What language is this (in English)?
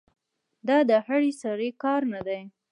Pashto